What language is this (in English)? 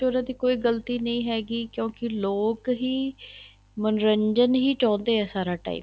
Punjabi